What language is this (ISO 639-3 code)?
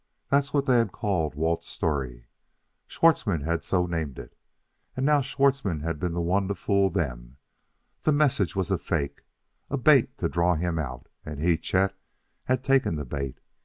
eng